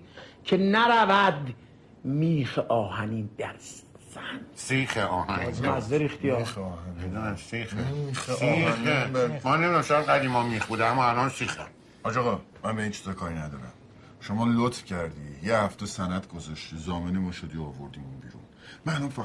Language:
Persian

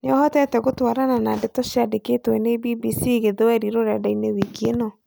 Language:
Kikuyu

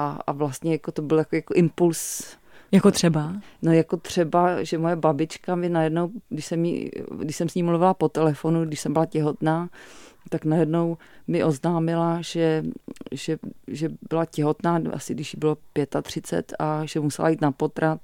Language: Czech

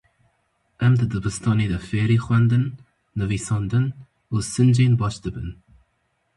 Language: Kurdish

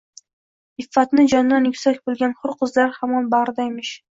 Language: Uzbek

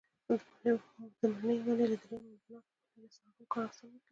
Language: Pashto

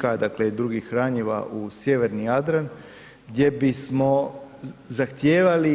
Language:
Croatian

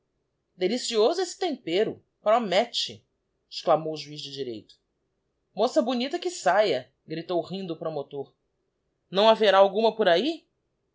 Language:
Portuguese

